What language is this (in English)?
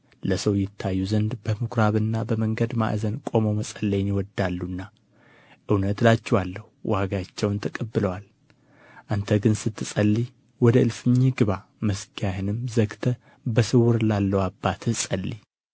Amharic